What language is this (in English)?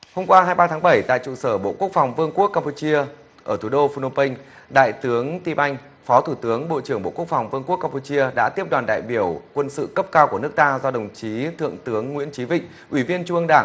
Vietnamese